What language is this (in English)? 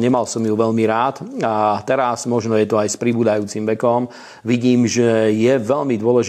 Slovak